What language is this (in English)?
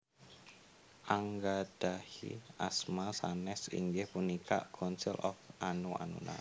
Javanese